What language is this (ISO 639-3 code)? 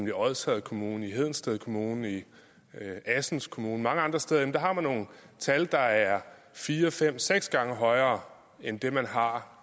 dan